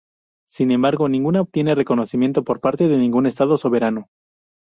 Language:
Spanish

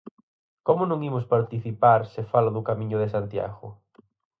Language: Galician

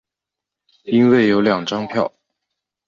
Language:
Chinese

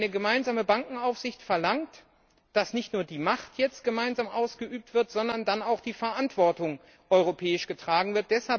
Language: German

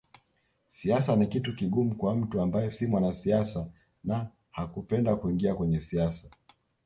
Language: Swahili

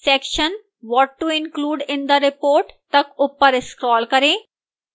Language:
Hindi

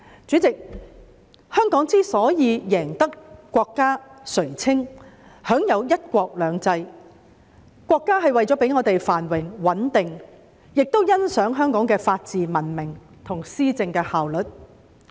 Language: Cantonese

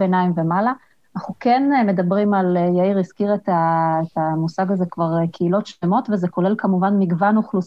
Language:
Hebrew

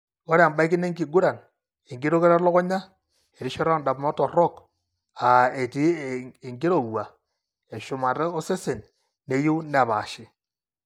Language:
Masai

